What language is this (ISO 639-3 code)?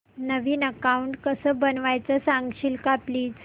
mar